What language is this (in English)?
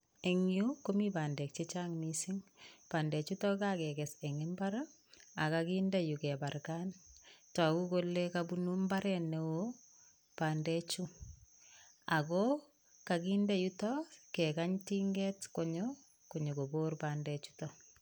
Kalenjin